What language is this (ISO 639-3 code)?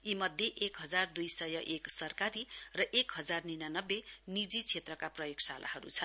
nep